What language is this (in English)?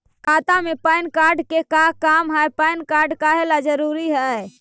Magahi